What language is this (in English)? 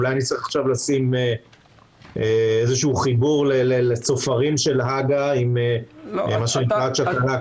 Hebrew